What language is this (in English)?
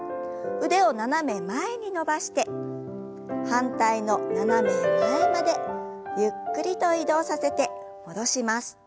Japanese